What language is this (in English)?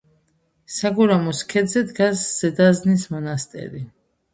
Georgian